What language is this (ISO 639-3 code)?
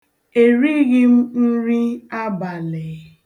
ibo